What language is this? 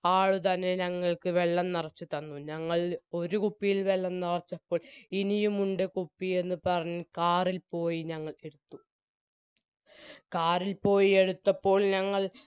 Malayalam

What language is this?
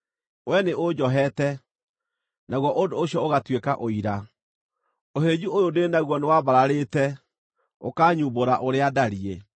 Kikuyu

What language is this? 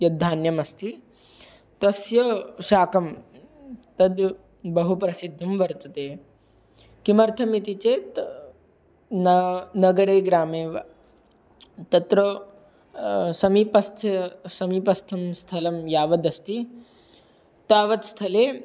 Sanskrit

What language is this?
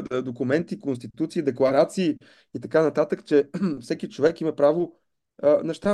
Bulgarian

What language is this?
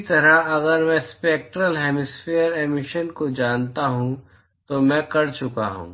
Hindi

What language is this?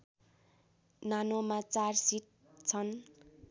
Nepali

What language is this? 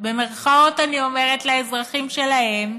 Hebrew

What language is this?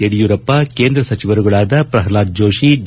Kannada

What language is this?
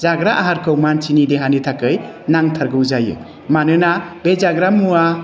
Bodo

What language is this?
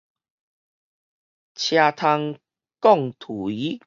Min Nan Chinese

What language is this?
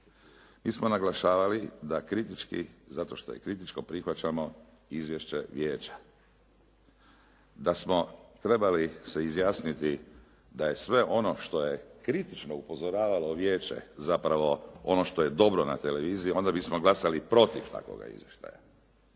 Croatian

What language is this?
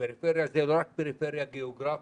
Hebrew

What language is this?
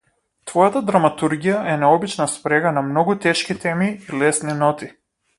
Macedonian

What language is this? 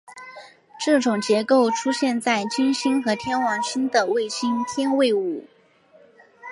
Chinese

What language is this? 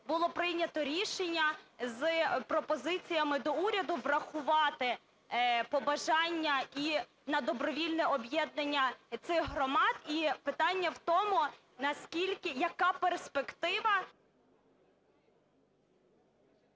Ukrainian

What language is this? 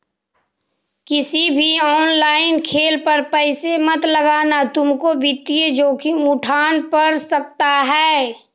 Magahi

